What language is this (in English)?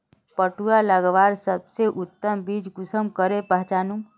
Magahi